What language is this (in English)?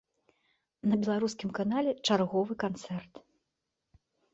Belarusian